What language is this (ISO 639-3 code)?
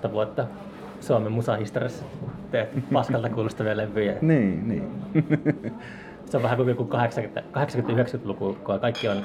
fin